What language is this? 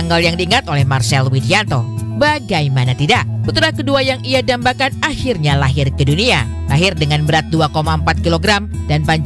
Indonesian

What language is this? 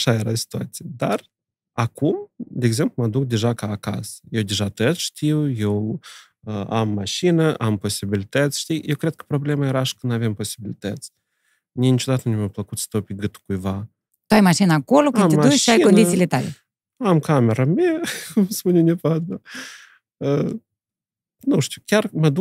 Romanian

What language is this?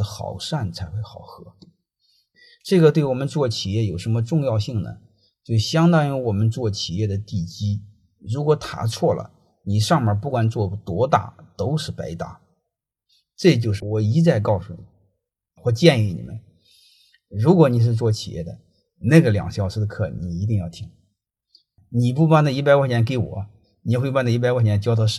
Chinese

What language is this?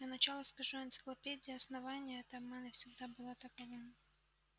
Russian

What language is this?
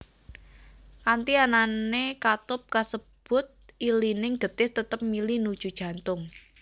Javanese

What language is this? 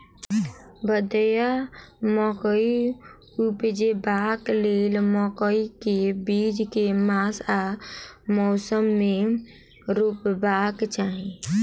Maithili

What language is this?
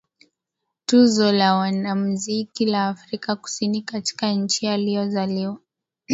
Swahili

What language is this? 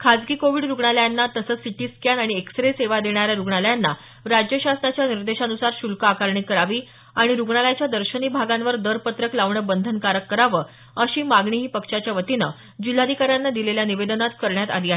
Marathi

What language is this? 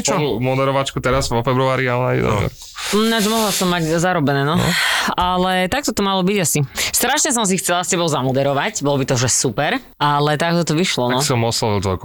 Slovak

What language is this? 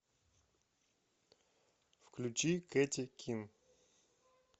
Russian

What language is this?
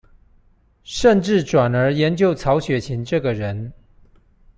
Chinese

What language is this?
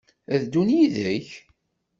Kabyle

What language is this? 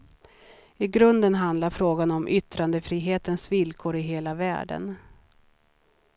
Swedish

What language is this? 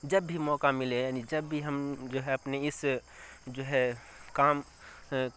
Urdu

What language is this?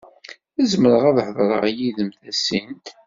Kabyle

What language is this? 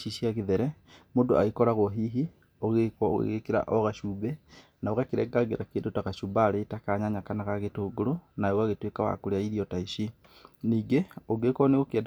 Kikuyu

